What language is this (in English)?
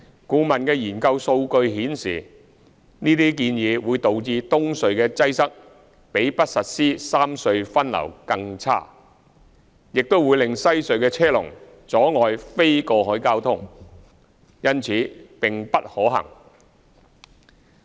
Cantonese